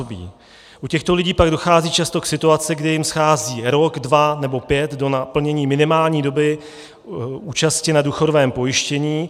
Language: Czech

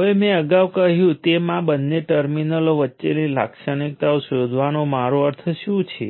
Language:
Gujarati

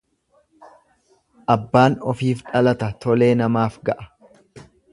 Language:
Oromo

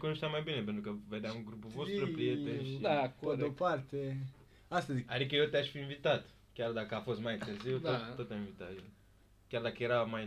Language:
Romanian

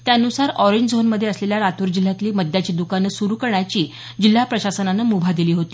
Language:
Marathi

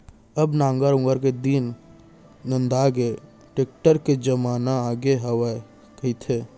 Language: Chhattisgarhi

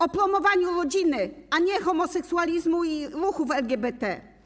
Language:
Polish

